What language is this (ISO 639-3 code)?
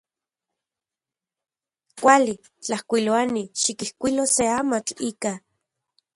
ncx